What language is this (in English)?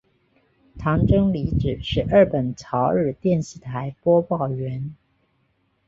Chinese